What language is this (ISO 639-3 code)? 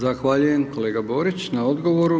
hrv